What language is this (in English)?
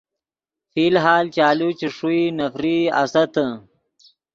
Yidgha